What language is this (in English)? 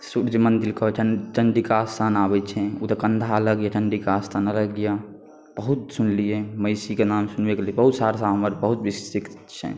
Maithili